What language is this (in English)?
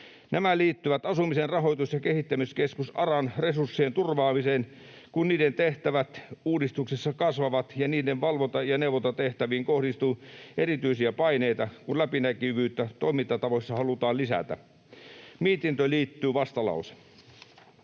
Finnish